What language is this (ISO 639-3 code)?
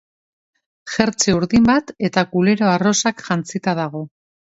eus